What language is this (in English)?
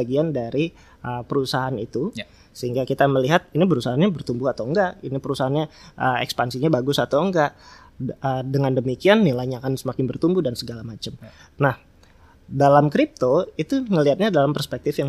Indonesian